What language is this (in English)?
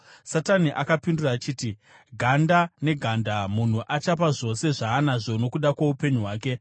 Shona